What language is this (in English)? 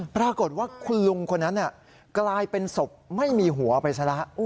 Thai